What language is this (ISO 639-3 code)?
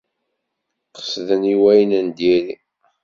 kab